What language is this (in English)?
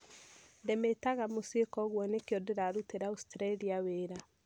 Kikuyu